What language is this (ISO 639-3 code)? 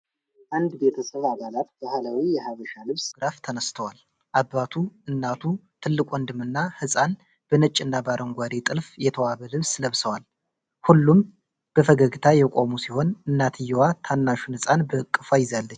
amh